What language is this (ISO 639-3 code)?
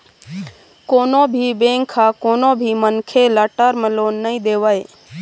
hne